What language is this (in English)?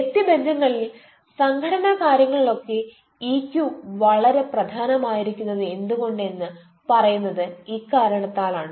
Malayalam